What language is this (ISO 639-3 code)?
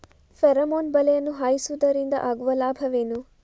kan